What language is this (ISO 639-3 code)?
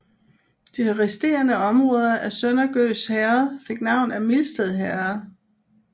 dan